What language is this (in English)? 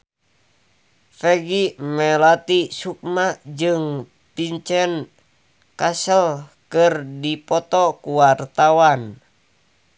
Sundanese